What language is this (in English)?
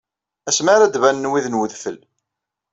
Kabyle